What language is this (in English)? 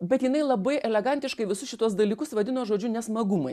Lithuanian